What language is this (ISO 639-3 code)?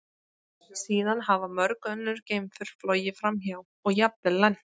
isl